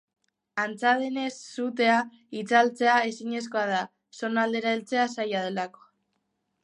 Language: Basque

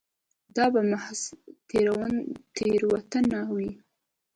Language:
Pashto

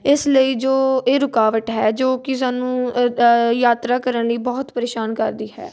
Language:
Punjabi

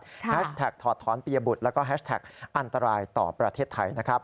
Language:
Thai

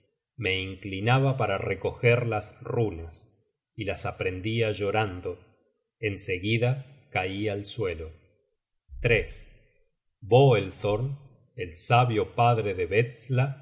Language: Spanish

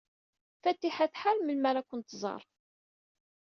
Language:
Kabyle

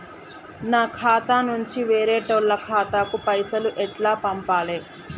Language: Telugu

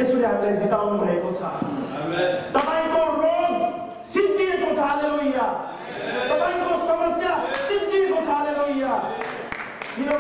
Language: Indonesian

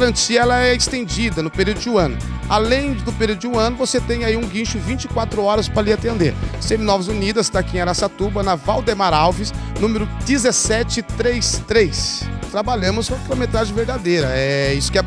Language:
Portuguese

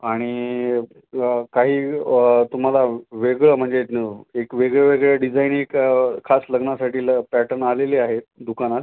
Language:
Marathi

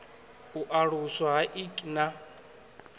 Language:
Venda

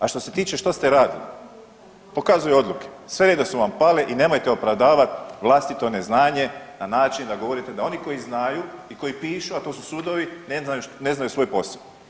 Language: Croatian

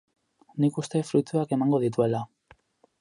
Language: Basque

